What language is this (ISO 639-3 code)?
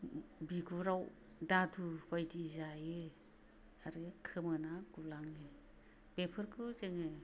brx